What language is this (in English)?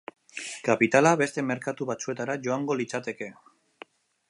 Basque